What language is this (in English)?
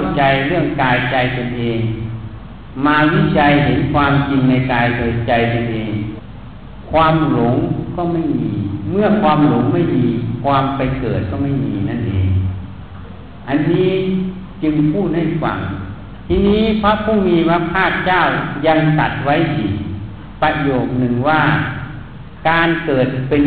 Thai